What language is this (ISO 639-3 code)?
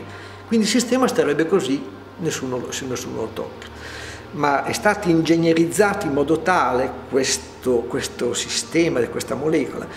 ita